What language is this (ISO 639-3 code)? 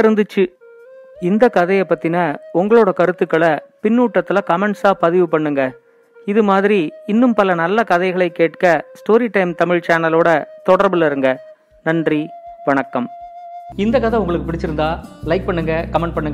tam